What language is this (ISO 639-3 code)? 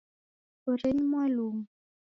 dav